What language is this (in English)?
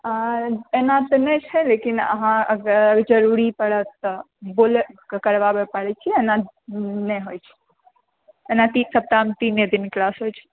Maithili